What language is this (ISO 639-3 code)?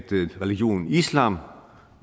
dan